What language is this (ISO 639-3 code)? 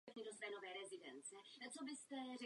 ces